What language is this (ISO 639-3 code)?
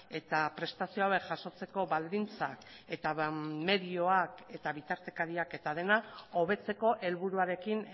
eus